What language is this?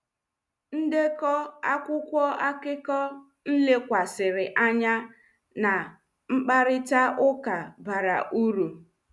Igbo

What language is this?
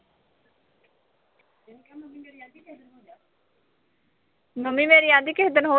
Punjabi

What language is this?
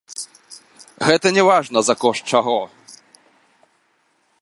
Belarusian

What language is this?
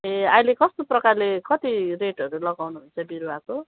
Nepali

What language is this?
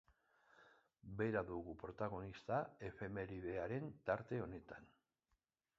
Basque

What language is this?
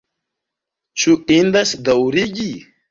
Esperanto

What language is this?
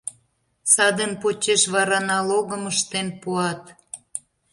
Mari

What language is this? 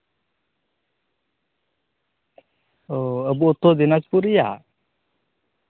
Santali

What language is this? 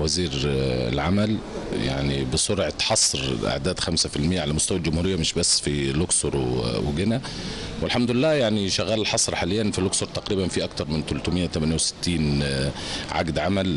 Arabic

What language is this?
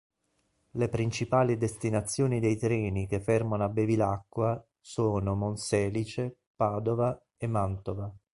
Italian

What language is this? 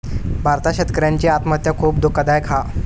Marathi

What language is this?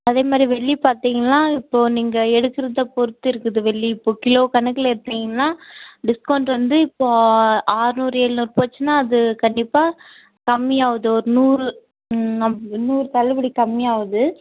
Tamil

